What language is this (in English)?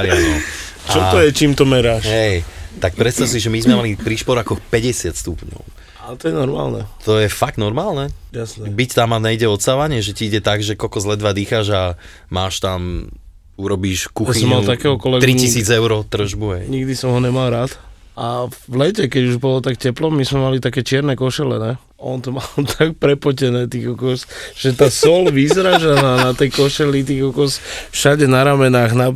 Slovak